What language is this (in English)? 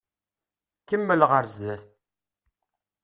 Kabyle